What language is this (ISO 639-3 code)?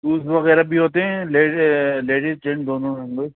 urd